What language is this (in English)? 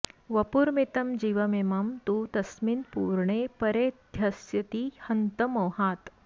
Sanskrit